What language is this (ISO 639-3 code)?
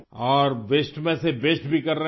urd